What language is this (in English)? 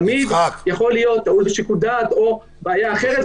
Hebrew